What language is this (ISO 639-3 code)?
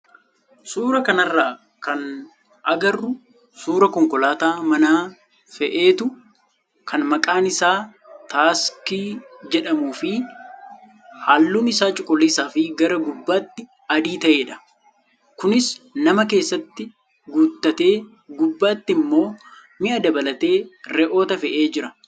orm